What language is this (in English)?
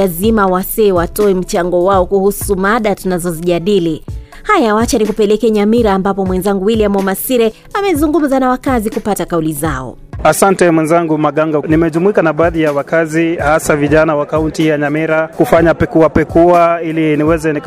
Swahili